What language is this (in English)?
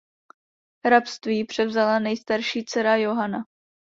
Czech